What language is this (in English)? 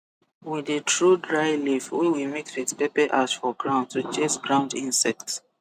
Nigerian Pidgin